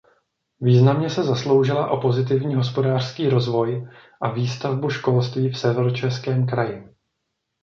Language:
Czech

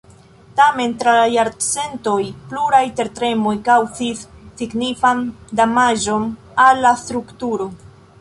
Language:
Esperanto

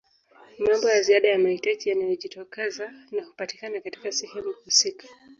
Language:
Swahili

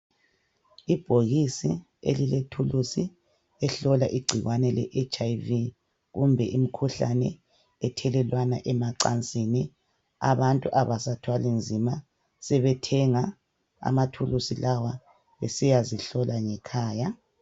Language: North Ndebele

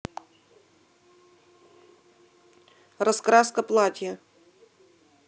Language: Russian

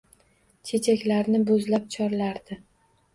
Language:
Uzbek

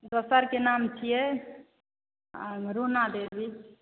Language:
Maithili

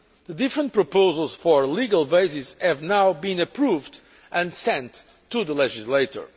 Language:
English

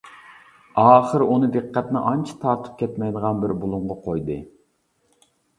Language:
Uyghur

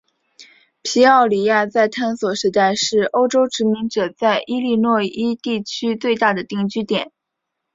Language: Chinese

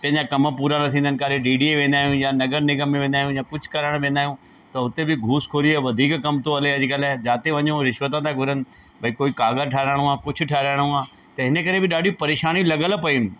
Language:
Sindhi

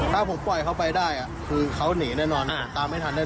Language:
Thai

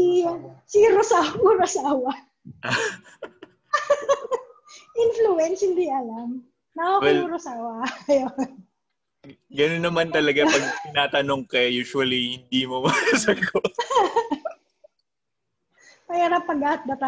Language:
Filipino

